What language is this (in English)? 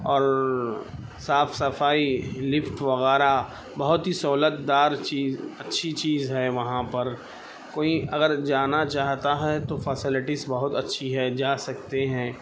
Urdu